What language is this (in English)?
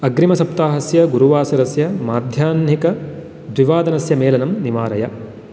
Sanskrit